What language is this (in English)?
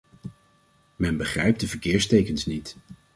Dutch